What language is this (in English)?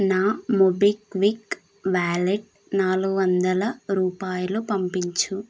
Telugu